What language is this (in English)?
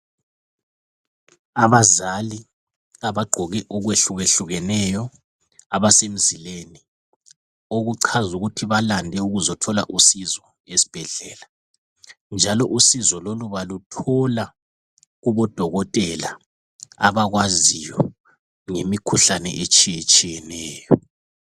North Ndebele